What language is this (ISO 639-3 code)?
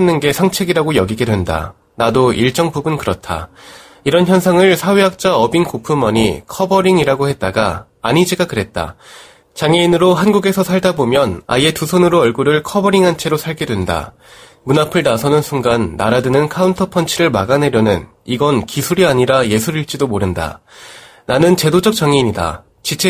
kor